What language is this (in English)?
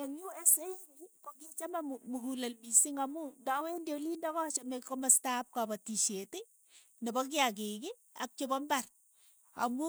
Keiyo